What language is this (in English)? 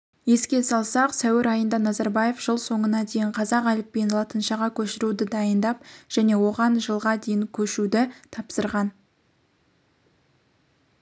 Kazakh